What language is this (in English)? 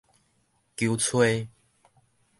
Min Nan Chinese